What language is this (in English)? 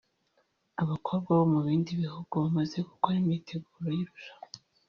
Kinyarwanda